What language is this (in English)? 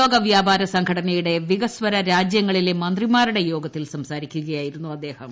Malayalam